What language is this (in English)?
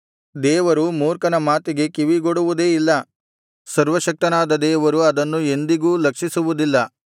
Kannada